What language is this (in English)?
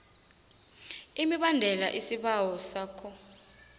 South Ndebele